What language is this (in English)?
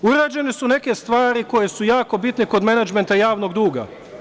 Serbian